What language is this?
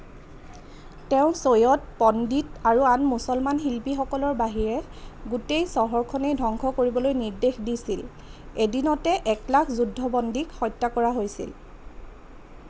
Assamese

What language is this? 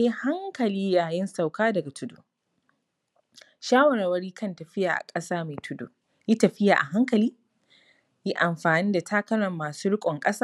Hausa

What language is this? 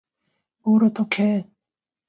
Korean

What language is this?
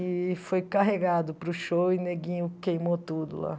Portuguese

